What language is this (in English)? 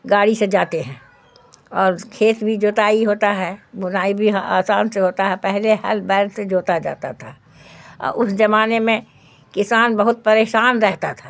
Urdu